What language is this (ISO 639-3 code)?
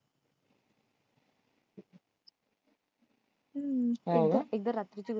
mar